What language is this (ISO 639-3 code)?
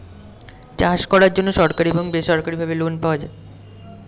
ben